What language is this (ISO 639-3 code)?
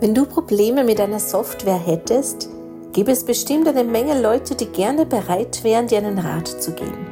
deu